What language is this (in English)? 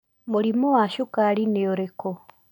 Kikuyu